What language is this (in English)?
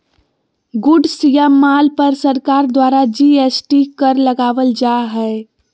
Magahi